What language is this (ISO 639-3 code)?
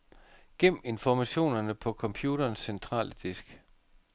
dan